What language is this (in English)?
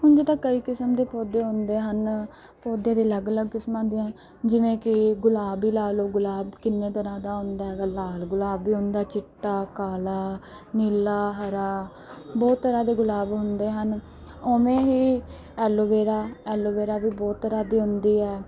Punjabi